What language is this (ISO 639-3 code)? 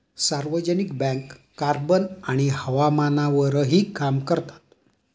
mar